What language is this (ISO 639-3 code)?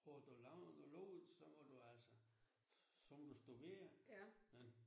dan